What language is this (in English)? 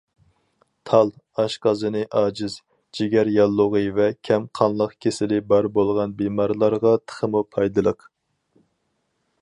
Uyghur